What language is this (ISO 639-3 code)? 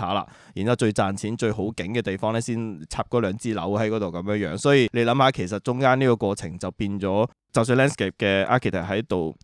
zho